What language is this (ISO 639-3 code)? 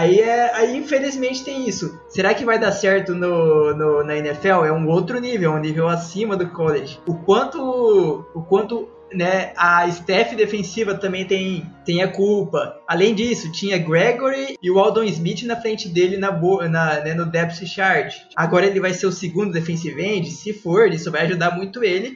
por